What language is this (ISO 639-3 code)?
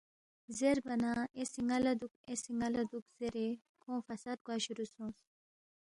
bft